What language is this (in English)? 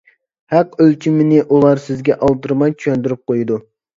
Uyghur